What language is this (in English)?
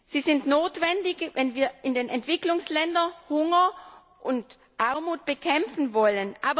German